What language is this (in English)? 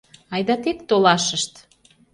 Mari